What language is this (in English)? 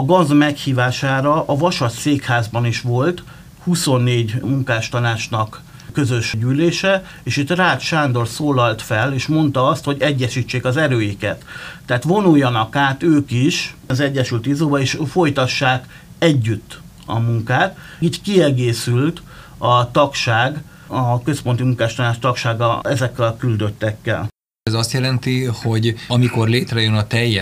Hungarian